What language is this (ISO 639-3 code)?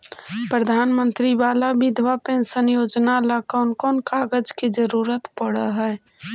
mag